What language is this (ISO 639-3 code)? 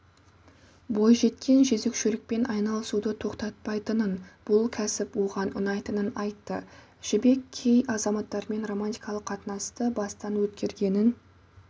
kaz